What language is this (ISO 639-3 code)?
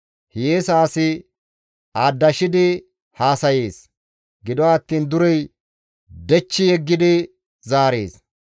gmv